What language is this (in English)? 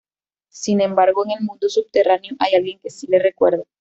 Spanish